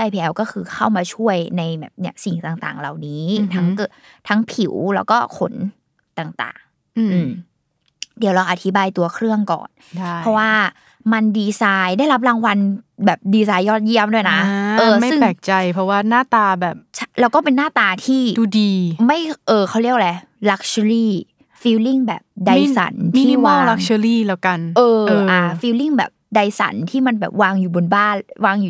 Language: Thai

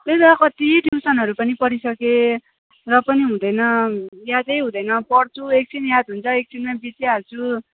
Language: Nepali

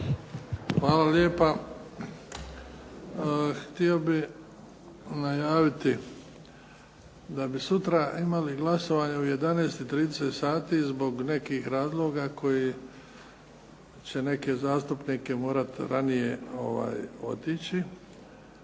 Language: Croatian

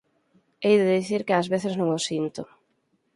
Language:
Galician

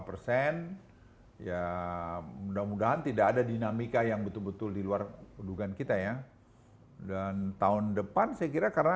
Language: Indonesian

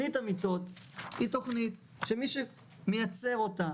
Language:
Hebrew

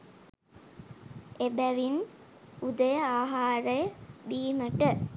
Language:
Sinhala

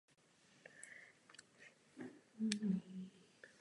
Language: Czech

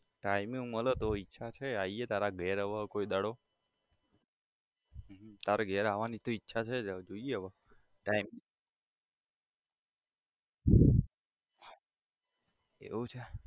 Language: Gujarati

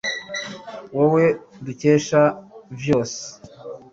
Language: Kinyarwanda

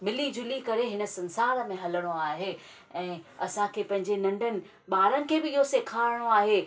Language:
Sindhi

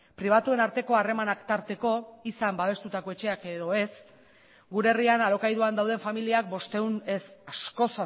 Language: Basque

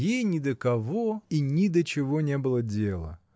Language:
Russian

